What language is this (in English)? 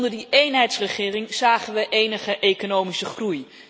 Dutch